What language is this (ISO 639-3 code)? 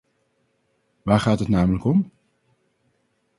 nld